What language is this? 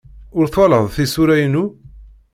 Kabyle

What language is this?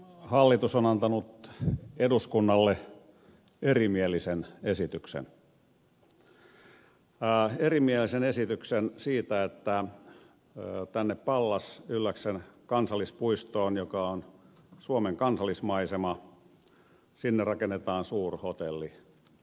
Finnish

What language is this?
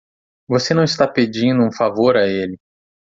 Portuguese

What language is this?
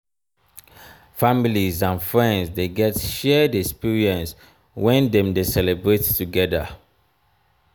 Nigerian Pidgin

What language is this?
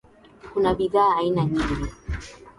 Swahili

